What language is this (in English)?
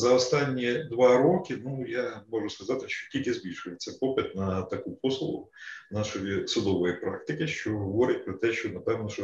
Ukrainian